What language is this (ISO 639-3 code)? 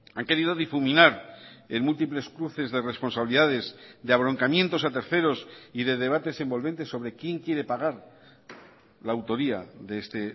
spa